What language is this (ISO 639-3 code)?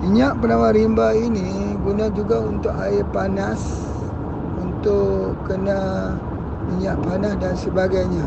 msa